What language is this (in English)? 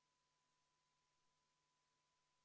Estonian